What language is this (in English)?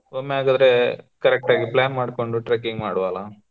Kannada